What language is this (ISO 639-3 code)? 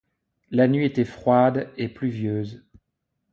fra